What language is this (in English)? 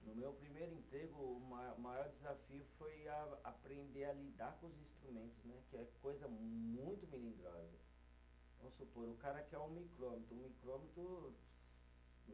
Portuguese